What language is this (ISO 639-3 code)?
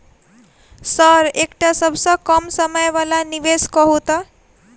mai